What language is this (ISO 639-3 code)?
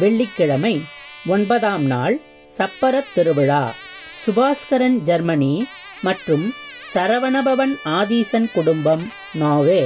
tam